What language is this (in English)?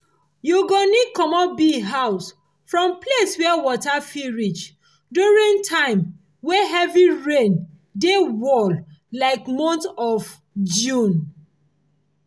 Nigerian Pidgin